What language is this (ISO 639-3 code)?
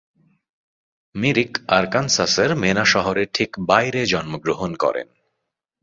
ben